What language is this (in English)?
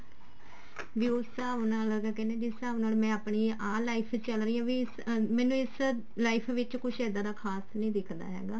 Punjabi